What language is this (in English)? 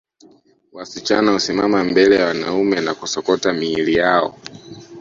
Swahili